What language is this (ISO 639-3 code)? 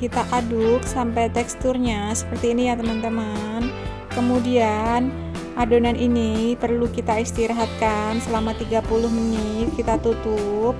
ind